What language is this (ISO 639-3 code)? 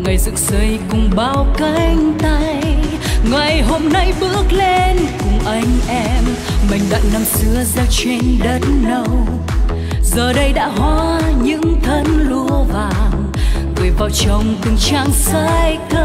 vie